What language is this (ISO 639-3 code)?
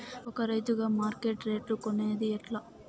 tel